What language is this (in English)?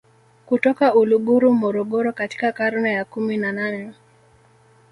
Swahili